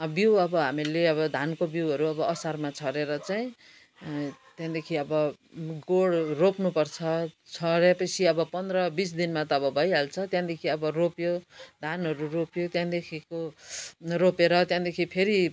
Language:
Nepali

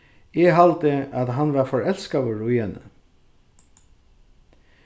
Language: Faroese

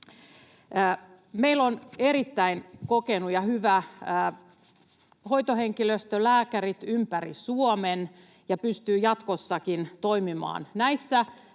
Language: Finnish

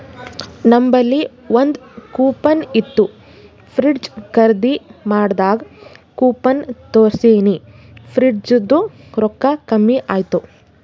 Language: Kannada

